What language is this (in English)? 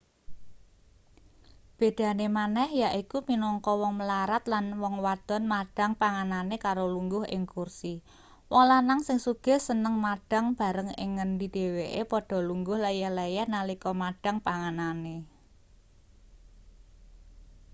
Javanese